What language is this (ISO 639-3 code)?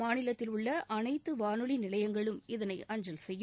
tam